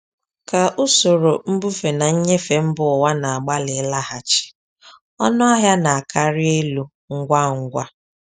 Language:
Igbo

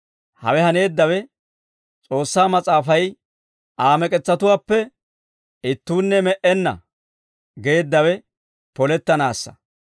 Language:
Dawro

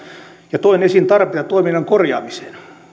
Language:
Finnish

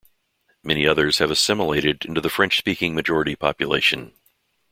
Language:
English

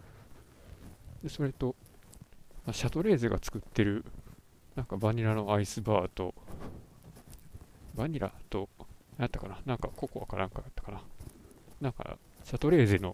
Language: Japanese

